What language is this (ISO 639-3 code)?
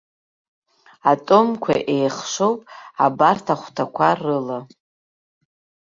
abk